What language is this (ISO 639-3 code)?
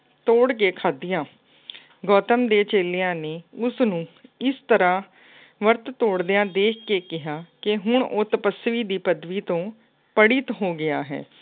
pan